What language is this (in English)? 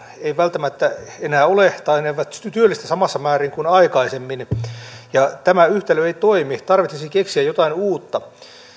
Finnish